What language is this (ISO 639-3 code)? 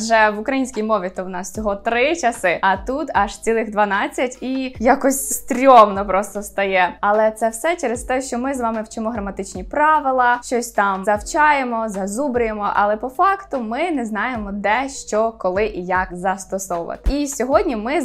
ukr